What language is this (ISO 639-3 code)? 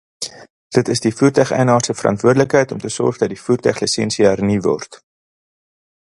afr